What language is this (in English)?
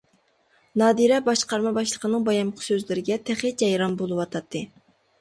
Uyghur